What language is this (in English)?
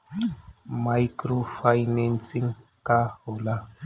Bhojpuri